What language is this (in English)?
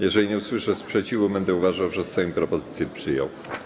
Polish